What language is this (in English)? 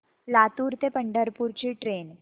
Marathi